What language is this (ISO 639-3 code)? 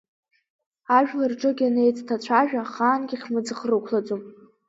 abk